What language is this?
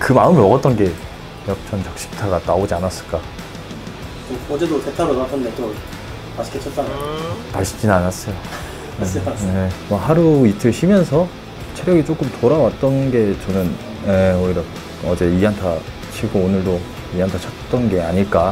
Korean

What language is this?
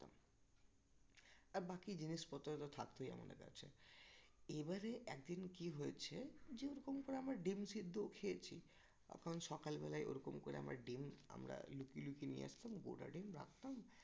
Bangla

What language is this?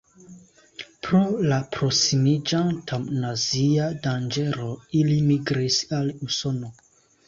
Esperanto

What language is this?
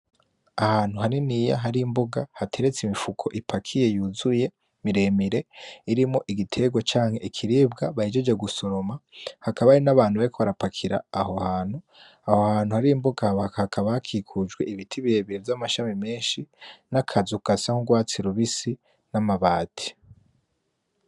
Rundi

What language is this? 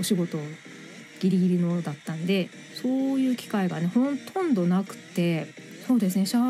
Japanese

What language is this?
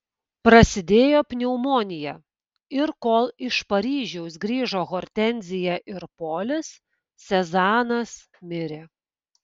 Lithuanian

